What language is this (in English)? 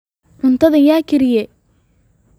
Somali